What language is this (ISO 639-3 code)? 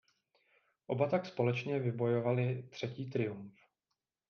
ces